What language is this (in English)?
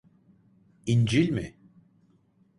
Turkish